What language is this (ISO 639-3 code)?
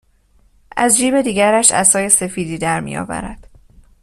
fas